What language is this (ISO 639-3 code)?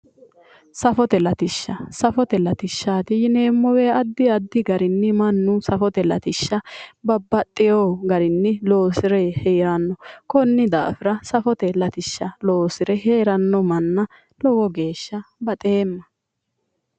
sid